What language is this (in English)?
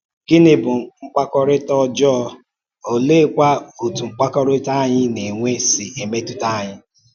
Igbo